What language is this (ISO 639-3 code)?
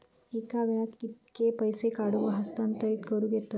mar